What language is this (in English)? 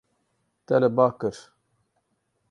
Kurdish